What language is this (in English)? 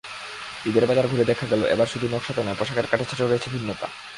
Bangla